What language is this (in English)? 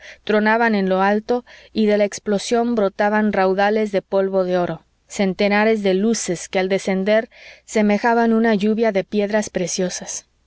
Spanish